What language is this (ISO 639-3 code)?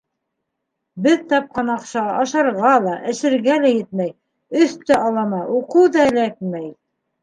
bak